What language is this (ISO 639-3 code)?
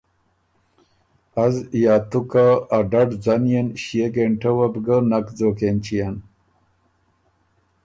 oru